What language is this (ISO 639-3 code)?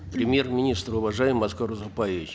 kaz